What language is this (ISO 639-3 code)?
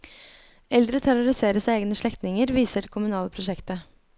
nor